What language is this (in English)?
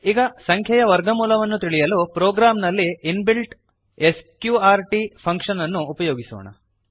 Kannada